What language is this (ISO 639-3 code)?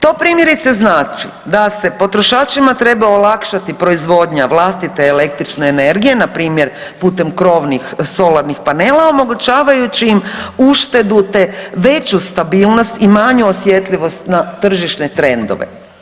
hrv